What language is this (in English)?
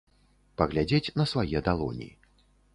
Belarusian